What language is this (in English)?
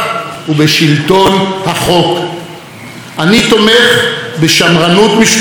Hebrew